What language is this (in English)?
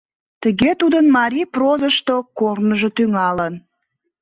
Mari